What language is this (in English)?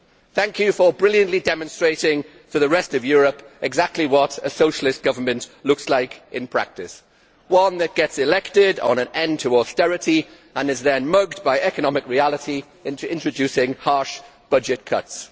English